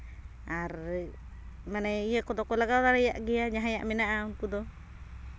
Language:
Santali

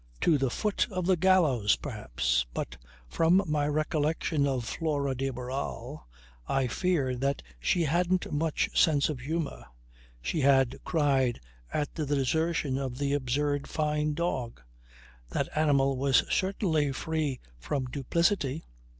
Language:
English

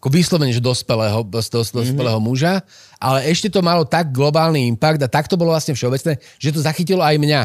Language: Slovak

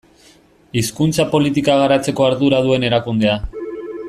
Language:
Basque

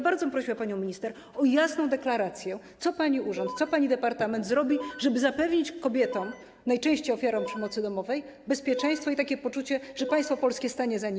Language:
Polish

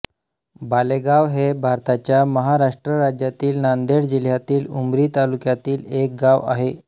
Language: Marathi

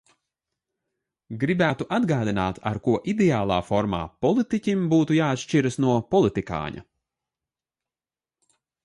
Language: Latvian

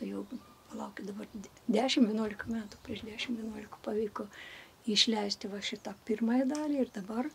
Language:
Lithuanian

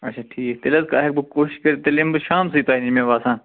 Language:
Kashmiri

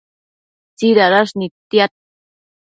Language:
Matsés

